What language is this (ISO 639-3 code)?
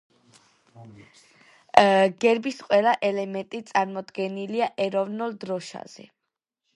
kat